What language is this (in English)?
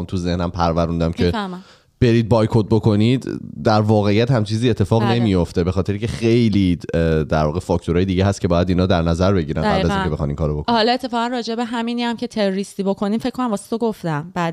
Persian